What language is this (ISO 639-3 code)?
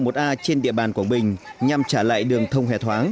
vie